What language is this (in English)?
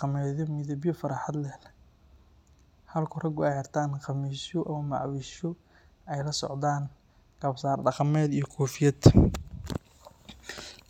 Somali